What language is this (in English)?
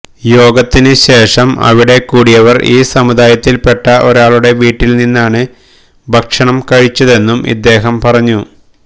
Malayalam